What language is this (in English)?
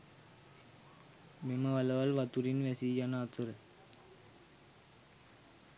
Sinhala